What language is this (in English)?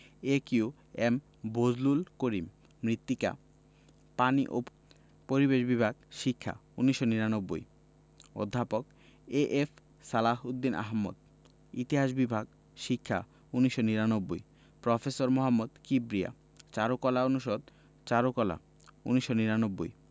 Bangla